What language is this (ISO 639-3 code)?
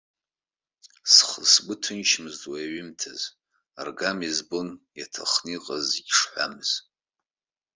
abk